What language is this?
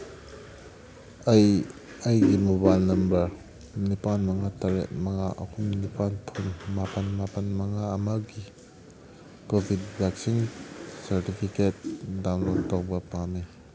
Manipuri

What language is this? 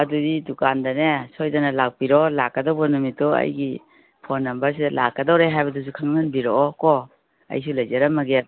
Manipuri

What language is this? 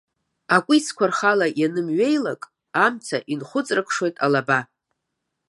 Abkhazian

